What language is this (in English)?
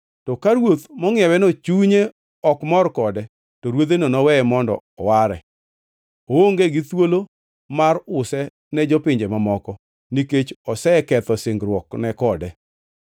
Luo (Kenya and Tanzania)